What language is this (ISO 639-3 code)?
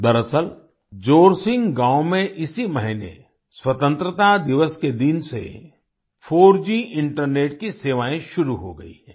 hin